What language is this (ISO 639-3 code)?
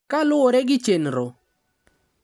luo